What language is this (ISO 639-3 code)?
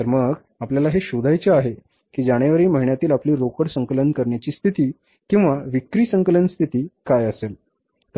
mar